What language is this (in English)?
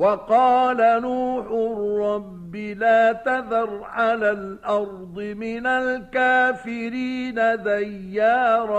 Arabic